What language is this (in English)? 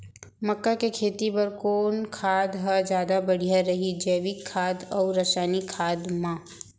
Chhattisgarhi